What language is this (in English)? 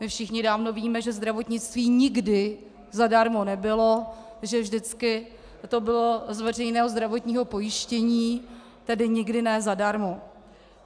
Czech